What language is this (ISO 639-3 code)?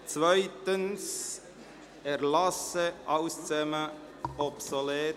gsw